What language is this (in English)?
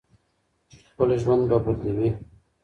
Pashto